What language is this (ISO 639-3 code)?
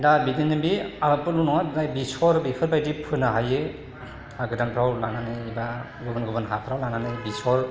brx